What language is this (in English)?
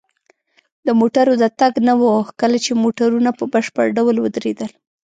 Pashto